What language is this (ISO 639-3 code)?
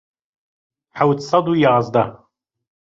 ckb